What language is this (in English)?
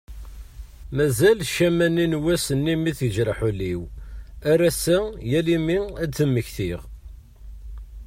Kabyle